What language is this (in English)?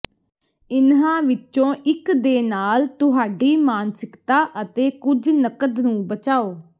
Punjabi